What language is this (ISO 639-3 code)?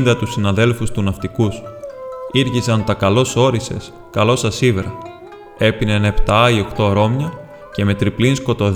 ell